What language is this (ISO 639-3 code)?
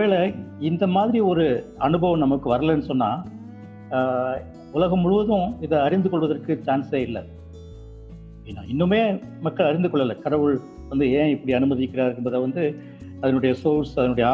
tam